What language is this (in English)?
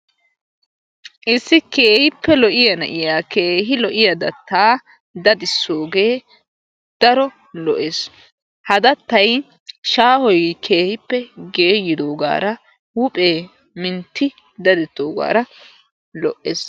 Wolaytta